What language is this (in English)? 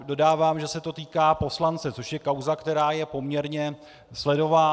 Czech